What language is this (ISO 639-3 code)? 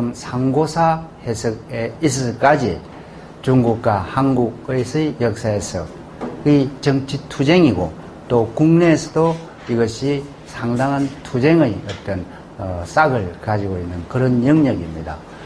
kor